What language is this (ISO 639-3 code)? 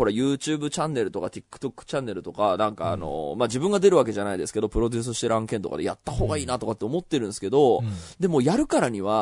jpn